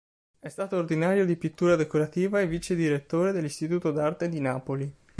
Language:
Italian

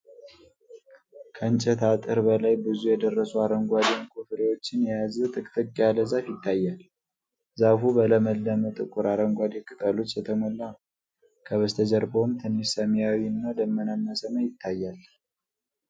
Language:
Amharic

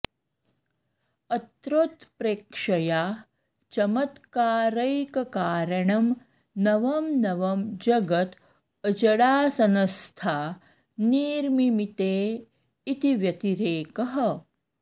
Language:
Sanskrit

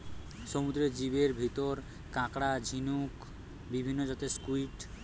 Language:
Bangla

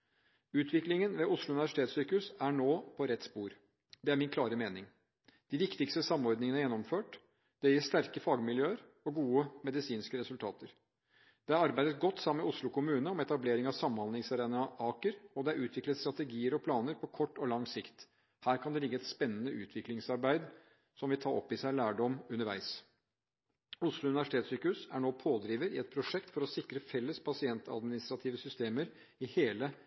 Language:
Norwegian Bokmål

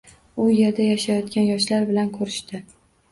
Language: Uzbek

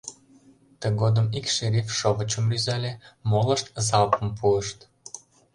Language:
Mari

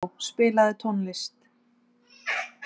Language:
Icelandic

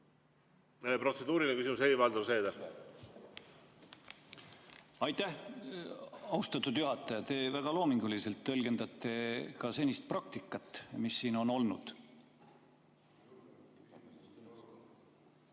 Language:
Estonian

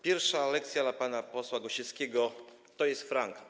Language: Polish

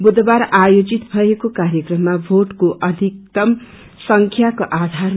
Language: Nepali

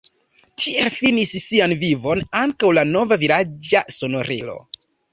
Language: Esperanto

